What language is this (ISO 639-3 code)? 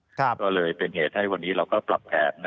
tha